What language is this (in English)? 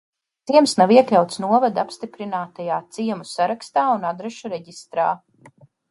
Latvian